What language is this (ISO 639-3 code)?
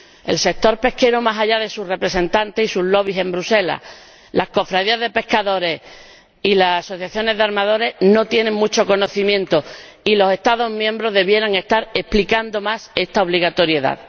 spa